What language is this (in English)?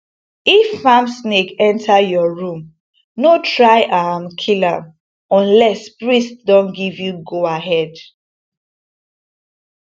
Nigerian Pidgin